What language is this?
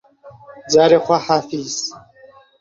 Central Kurdish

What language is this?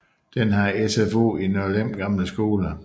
Danish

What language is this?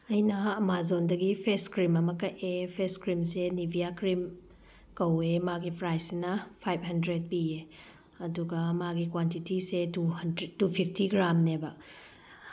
Manipuri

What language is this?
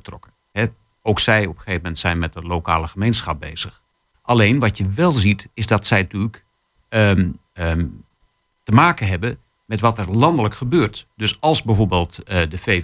Dutch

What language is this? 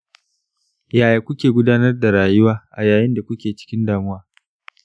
Hausa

